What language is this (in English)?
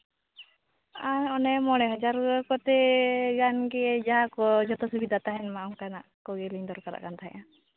Santali